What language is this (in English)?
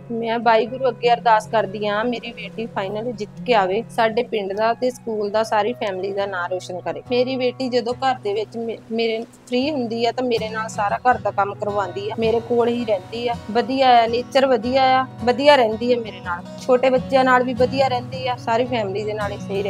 Punjabi